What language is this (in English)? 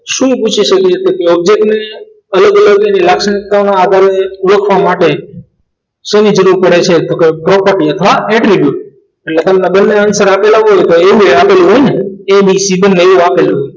Gujarati